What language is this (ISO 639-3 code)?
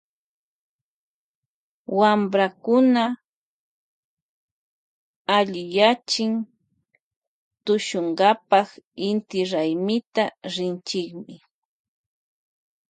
qvj